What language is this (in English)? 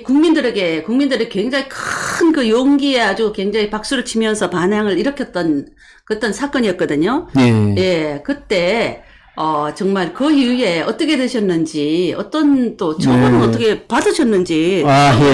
Korean